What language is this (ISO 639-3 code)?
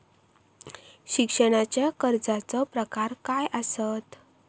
mar